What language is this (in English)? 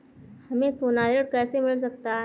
Hindi